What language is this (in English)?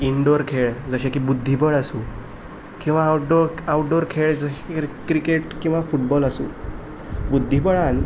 Konkani